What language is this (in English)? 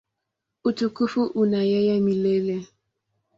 Swahili